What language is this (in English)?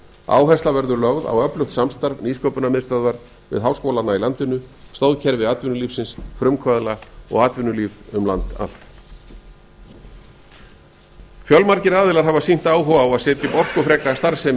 Icelandic